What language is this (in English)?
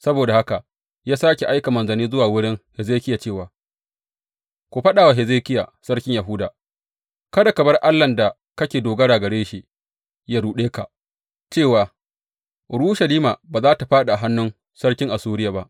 Hausa